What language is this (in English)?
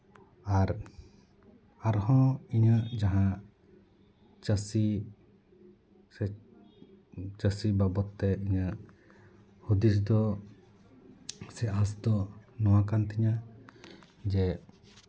Santali